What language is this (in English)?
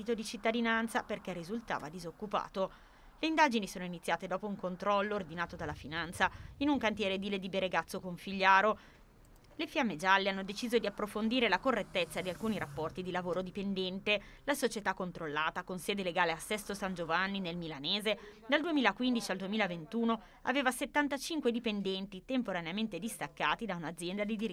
Italian